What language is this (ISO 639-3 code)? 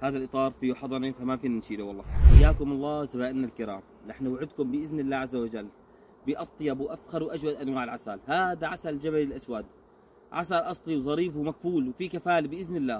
ara